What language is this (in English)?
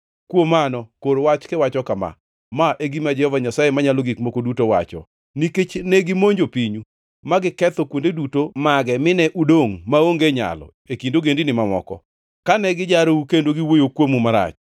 Luo (Kenya and Tanzania)